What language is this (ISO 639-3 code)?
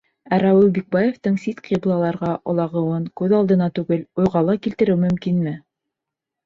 bak